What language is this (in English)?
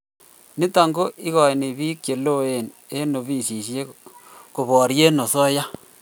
Kalenjin